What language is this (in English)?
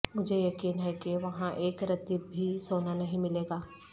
Urdu